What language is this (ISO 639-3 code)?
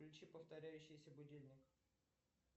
rus